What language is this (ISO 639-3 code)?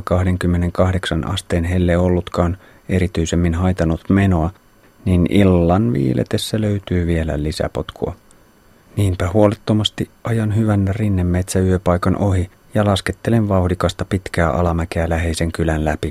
fin